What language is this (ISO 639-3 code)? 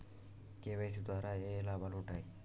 tel